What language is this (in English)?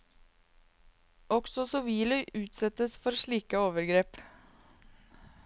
Norwegian